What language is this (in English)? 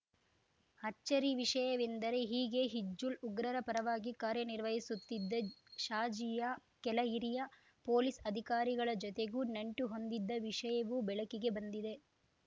Kannada